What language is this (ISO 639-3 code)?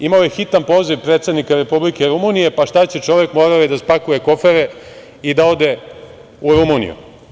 srp